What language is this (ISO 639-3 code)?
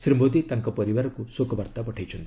ori